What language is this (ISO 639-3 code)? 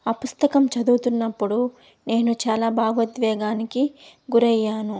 tel